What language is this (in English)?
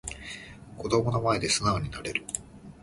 Japanese